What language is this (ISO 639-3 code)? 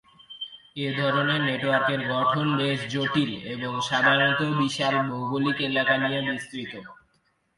ben